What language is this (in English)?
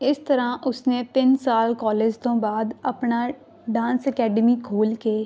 Punjabi